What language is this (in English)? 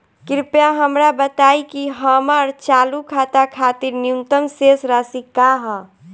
Bhojpuri